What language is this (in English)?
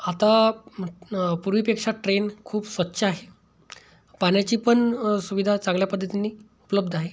Marathi